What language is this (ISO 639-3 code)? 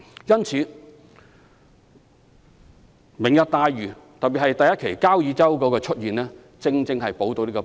yue